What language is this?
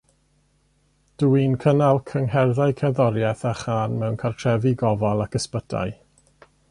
Welsh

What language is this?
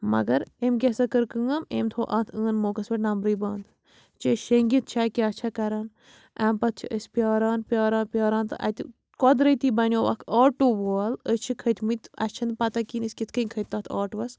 Kashmiri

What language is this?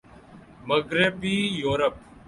Urdu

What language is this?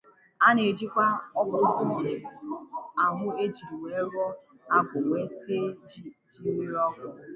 Igbo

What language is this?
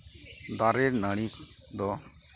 Santali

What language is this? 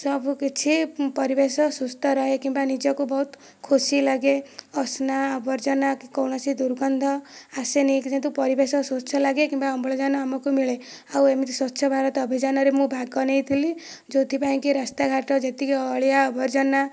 Odia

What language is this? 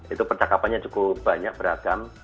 Indonesian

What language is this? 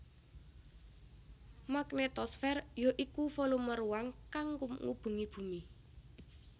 Javanese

